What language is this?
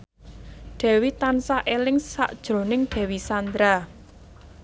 Javanese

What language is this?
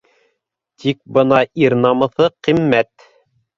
Bashkir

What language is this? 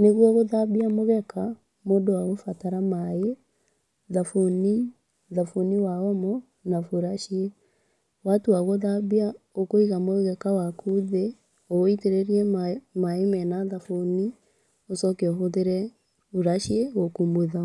Kikuyu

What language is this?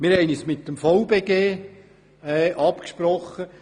Swiss German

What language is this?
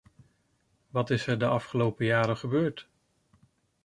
Dutch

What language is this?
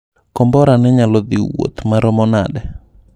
Luo (Kenya and Tanzania)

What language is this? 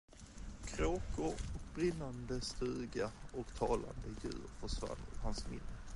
Swedish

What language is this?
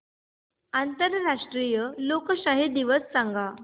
Marathi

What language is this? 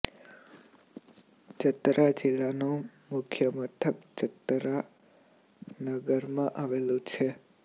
Gujarati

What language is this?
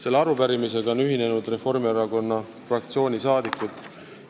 Estonian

